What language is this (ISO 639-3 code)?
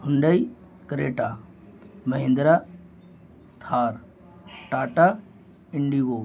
urd